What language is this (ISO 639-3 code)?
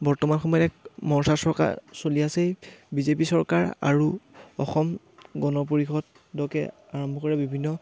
asm